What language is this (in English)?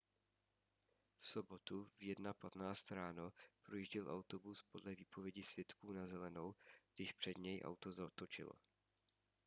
Czech